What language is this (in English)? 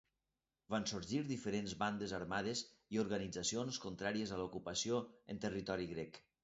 Catalan